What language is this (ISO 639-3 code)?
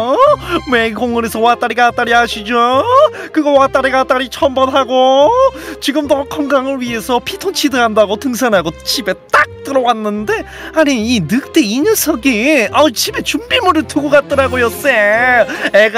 kor